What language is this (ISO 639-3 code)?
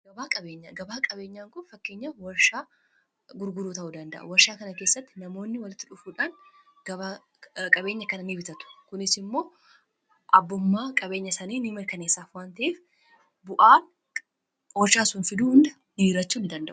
orm